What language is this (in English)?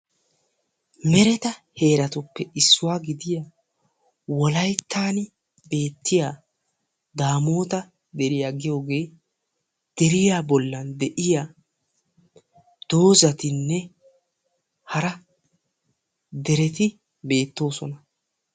Wolaytta